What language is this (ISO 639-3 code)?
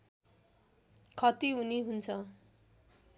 nep